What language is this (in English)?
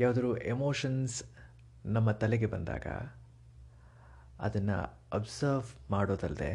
Kannada